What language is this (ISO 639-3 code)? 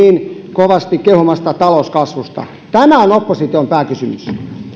fin